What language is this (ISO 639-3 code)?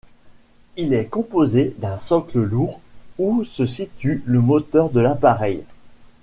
fra